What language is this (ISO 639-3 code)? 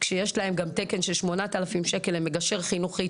heb